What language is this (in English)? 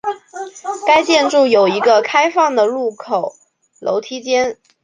Chinese